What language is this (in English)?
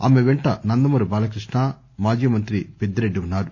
Telugu